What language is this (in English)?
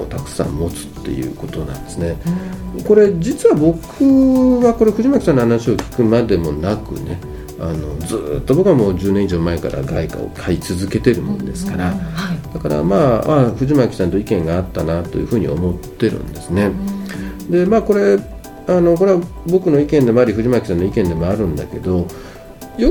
Japanese